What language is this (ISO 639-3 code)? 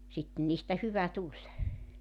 fin